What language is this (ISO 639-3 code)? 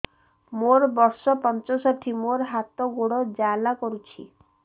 ori